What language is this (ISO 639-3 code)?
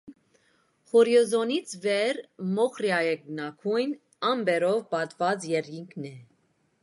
hye